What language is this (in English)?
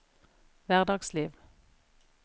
Norwegian